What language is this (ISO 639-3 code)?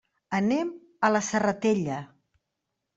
cat